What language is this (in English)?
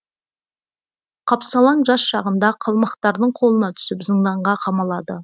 Kazakh